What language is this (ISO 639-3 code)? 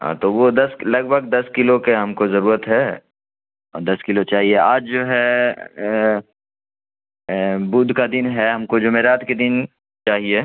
urd